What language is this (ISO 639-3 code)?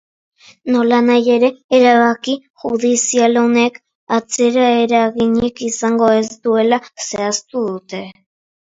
eus